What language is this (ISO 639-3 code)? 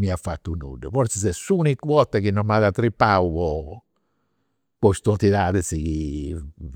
sro